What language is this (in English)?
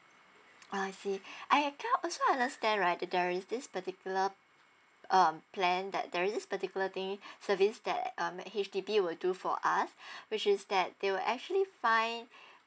English